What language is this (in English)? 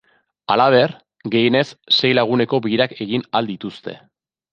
Basque